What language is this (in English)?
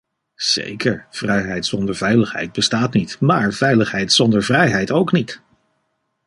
Dutch